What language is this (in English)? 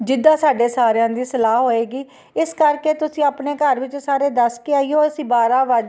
Punjabi